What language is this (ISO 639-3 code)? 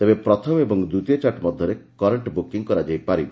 ori